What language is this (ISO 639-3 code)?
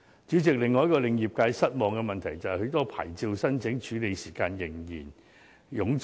yue